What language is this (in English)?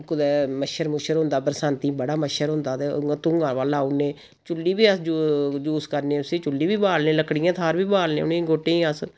Dogri